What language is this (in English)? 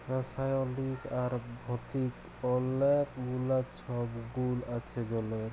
Bangla